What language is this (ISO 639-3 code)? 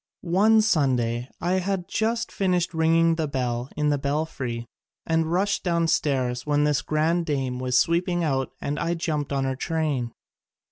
eng